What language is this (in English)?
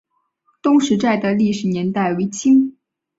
Chinese